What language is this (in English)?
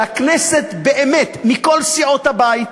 Hebrew